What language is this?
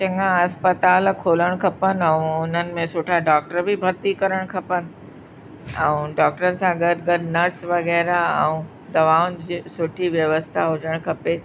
Sindhi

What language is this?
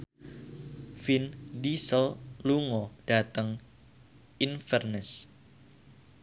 Javanese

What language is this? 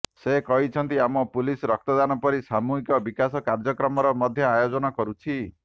Odia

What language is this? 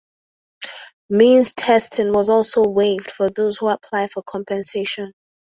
English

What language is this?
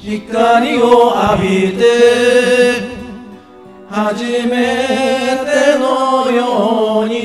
Japanese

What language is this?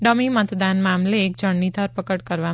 Gujarati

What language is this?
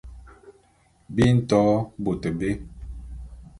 Bulu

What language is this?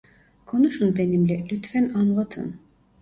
Turkish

